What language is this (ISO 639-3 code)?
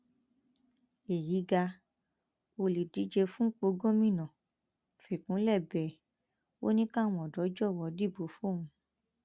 yor